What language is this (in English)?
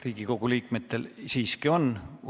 Estonian